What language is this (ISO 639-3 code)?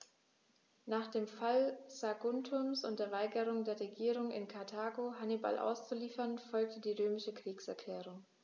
deu